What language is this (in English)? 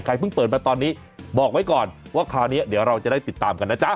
Thai